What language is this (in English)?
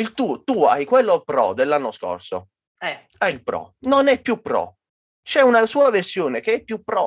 Italian